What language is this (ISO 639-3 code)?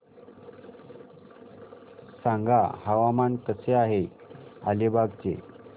mar